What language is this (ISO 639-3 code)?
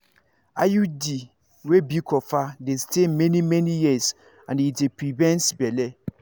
pcm